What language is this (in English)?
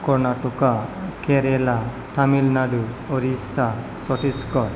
Bodo